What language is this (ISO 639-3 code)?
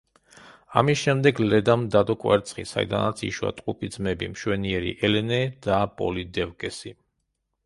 kat